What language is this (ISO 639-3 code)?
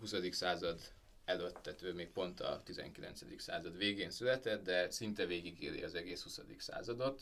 hun